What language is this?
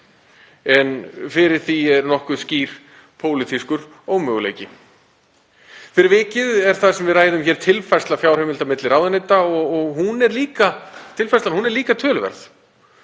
Icelandic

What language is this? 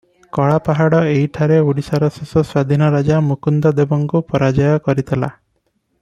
Odia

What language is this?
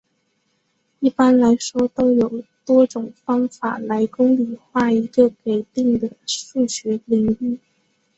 Chinese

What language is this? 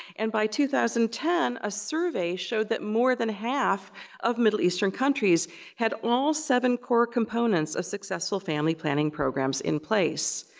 English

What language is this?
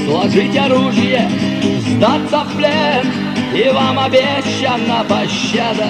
Russian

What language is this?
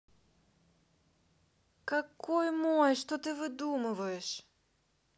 Russian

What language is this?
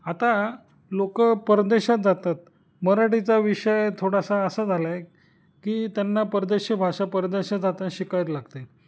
Marathi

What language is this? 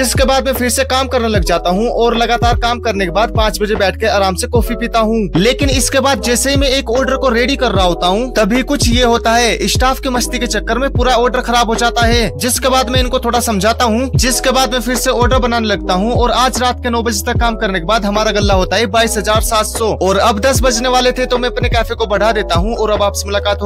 Hindi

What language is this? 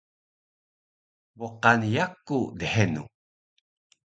Taroko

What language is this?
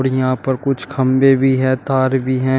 Hindi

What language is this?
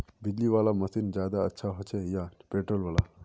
Magahi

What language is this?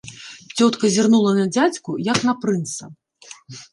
Belarusian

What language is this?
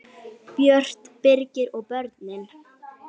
Icelandic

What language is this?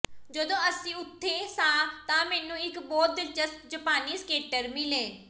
Punjabi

